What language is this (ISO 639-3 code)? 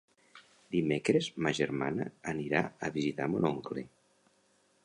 cat